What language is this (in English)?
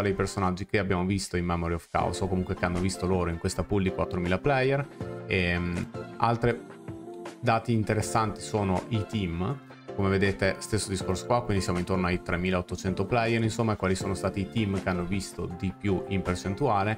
Italian